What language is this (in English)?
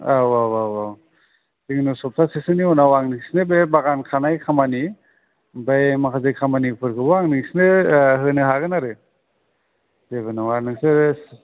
Bodo